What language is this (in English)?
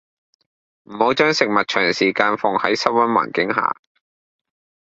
Cantonese